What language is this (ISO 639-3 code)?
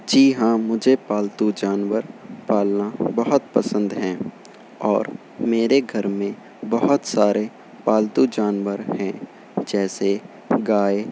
urd